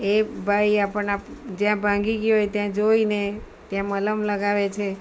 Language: Gujarati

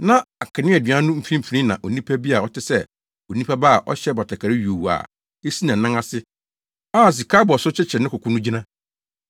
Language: Akan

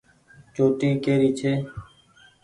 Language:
Goaria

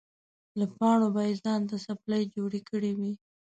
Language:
Pashto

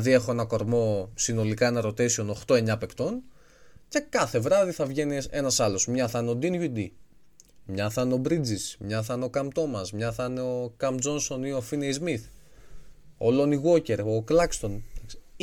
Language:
Greek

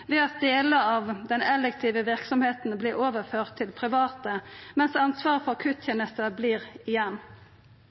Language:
Norwegian Nynorsk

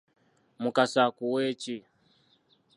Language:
Ganda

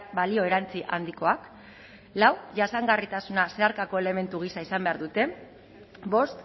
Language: Basque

